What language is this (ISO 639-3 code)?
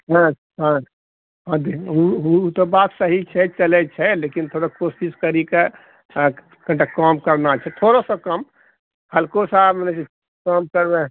mai